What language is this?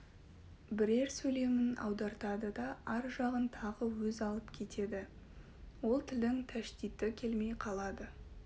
Kazakh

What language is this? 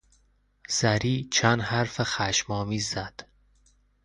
Persian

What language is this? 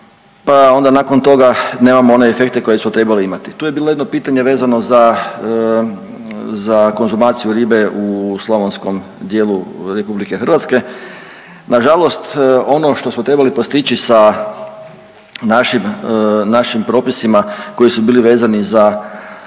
Croatian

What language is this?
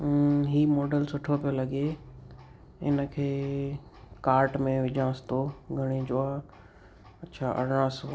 Sindhi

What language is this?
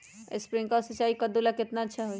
Magahi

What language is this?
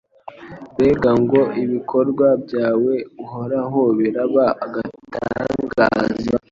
Kinyarwanda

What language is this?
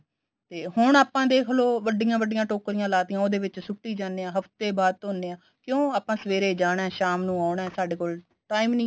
Punjabi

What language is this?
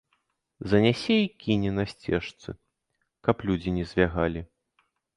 Belarusian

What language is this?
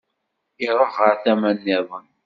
Kabyle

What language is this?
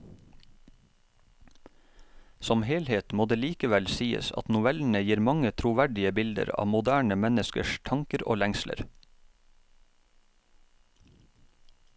Norwegian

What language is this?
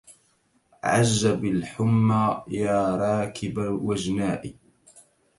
Arabic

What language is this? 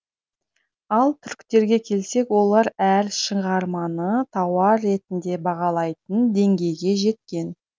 Kazakh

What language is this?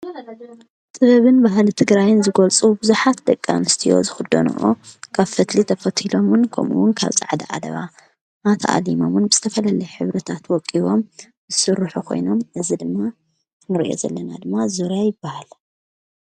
Tigrinya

